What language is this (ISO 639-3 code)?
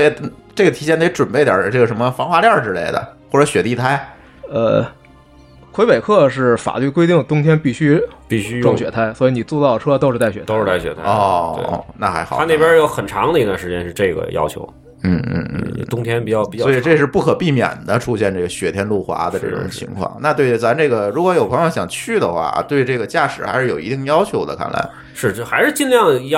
zho